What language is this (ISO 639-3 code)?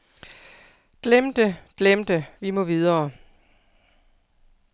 dan